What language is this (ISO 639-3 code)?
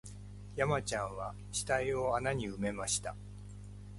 jpn